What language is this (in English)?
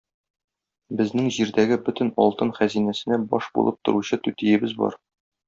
Tatar